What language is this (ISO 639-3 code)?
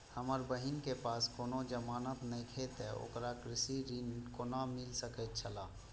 mai